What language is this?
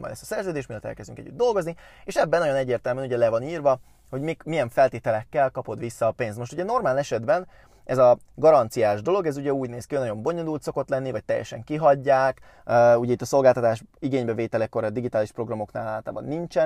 Hungarian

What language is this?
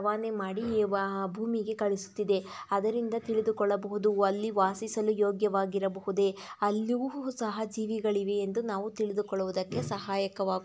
Kannada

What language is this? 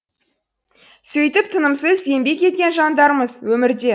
Kazakh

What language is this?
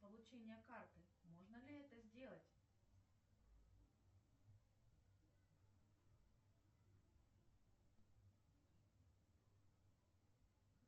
Russian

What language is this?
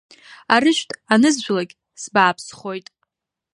Abkhazian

